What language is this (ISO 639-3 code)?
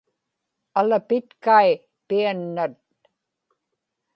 ipk